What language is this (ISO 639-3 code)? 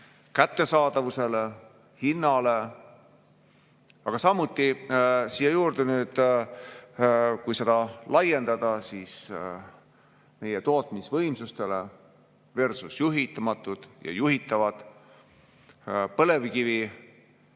est